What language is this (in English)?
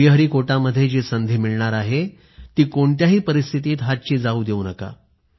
Marathi